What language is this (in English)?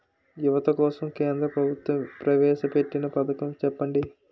Telugu